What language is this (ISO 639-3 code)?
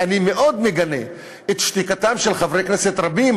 heb